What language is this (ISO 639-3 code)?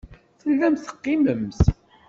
kab